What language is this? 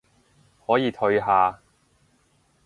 Cantonese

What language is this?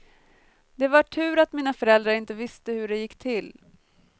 Swedish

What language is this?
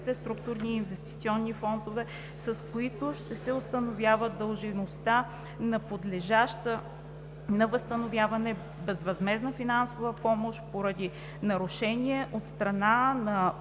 Bulgarian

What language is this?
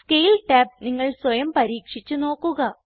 Malayalam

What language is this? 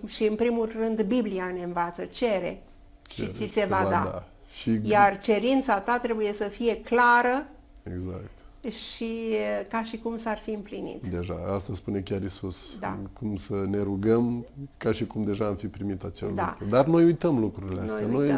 Romanian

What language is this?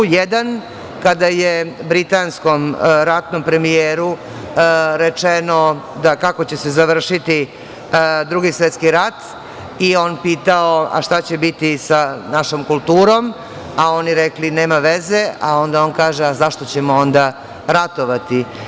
Serbian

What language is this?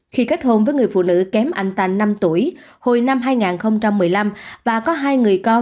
Vietnamese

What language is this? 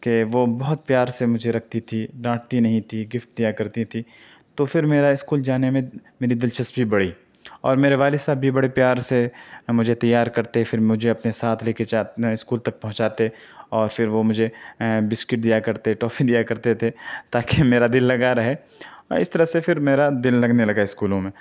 Urdu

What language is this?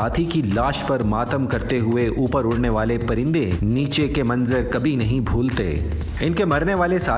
Urdu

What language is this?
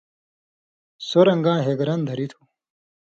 Indus Kohistani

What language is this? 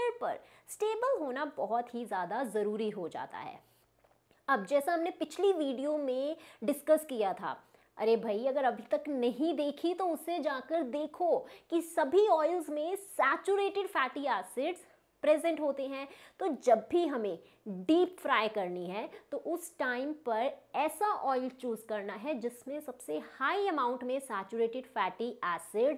Hindi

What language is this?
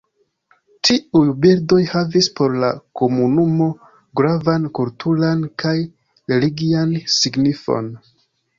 Esperanto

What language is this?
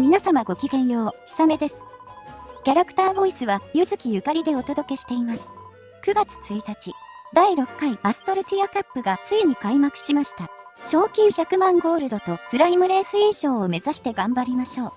Japanese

